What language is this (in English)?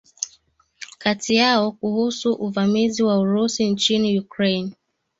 Swahili